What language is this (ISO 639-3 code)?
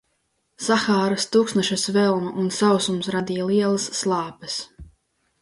lav